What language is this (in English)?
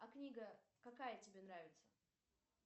Russian